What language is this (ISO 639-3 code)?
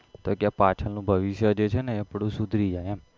guj